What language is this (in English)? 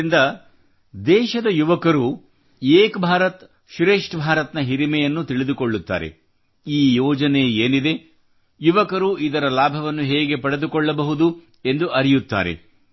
Kannada